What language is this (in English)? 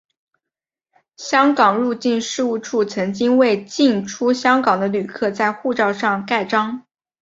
Chinese